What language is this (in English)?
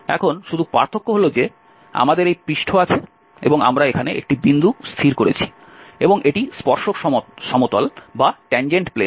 Bangla